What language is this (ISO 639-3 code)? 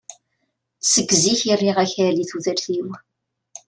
kab